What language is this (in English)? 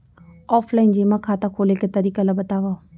Chhattisgarhi